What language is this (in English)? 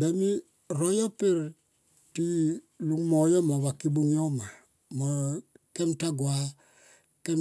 Tomoip